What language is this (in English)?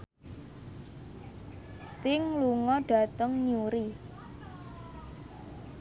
Javanese